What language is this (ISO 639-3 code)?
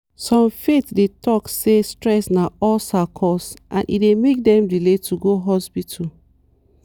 pcm